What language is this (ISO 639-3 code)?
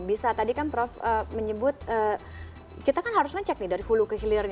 ind